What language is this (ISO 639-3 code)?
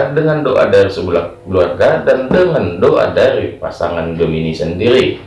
ind